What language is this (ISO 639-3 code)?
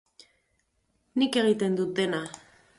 eus